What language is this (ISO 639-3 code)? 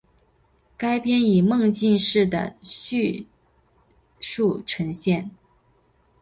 zho